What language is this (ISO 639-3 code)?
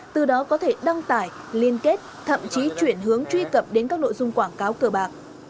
vie